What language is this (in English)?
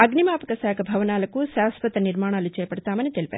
Telugu